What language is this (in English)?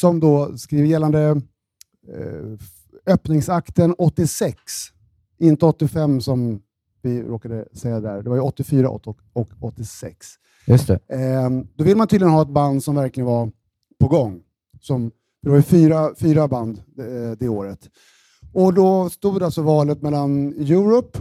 Swedish